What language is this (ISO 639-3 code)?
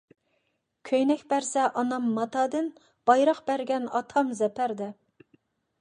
uig